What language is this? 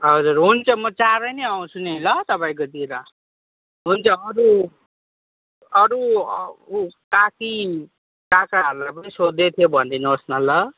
Nepali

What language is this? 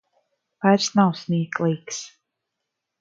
Latvian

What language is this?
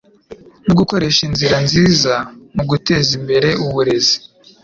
Kinyarwanda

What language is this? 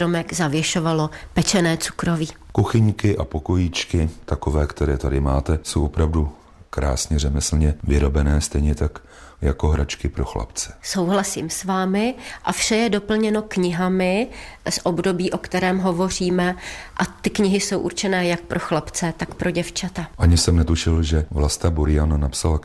Czech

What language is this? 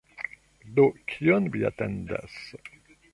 Esperanto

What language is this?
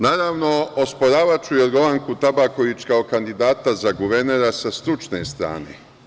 Serbian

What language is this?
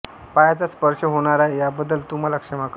Marathi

